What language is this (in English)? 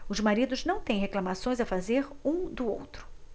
Portuguese